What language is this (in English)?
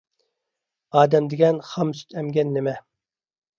Uyghur